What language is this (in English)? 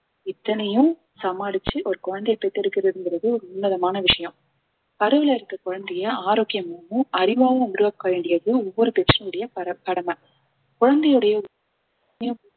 Tamil